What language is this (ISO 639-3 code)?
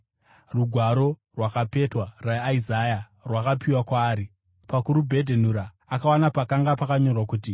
sna